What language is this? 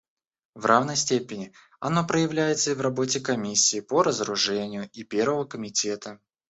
Russian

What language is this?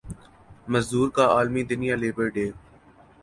Urdu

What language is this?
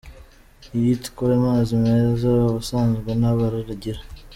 Kinyarwanda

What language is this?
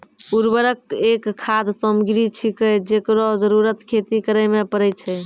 Maithili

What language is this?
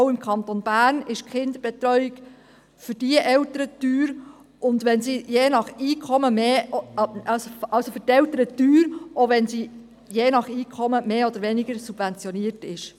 Swiss German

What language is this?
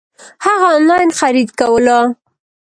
Pashto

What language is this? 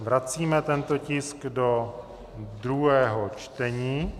Czech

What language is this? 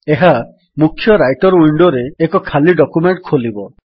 Odia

